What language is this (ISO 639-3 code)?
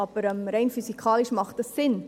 gsw